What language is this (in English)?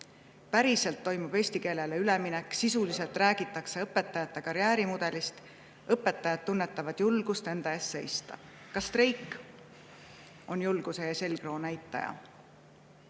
Estonian